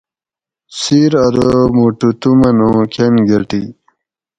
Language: Gawri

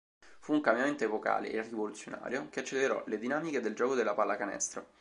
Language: Italian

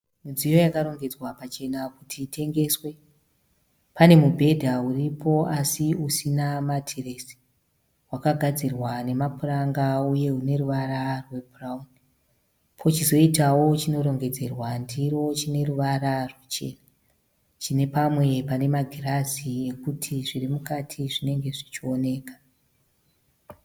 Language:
Shona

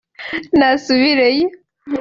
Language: Kinyarwanda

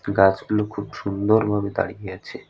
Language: Bangla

